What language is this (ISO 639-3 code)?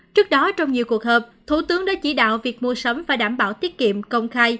vie